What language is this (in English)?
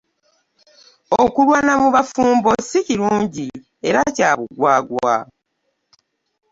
Ganda